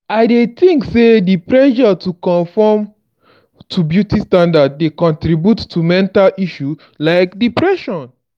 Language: Nigerian Pidgin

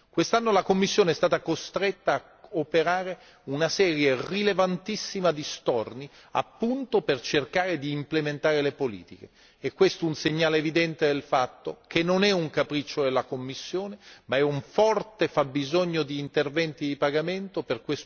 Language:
Italian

